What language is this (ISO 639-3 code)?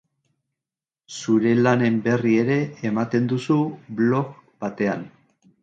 eus